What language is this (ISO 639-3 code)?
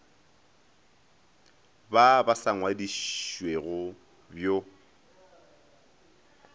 nso